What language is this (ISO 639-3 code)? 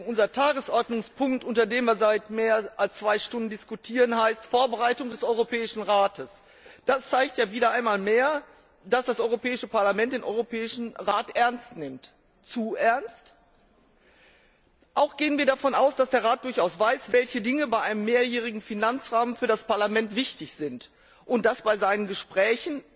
deu